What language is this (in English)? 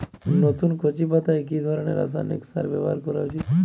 Bangla